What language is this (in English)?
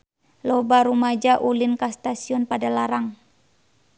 Sundanese